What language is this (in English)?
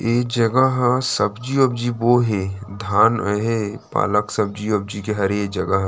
Chhattisgarhi